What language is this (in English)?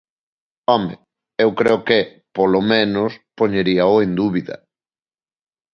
Galician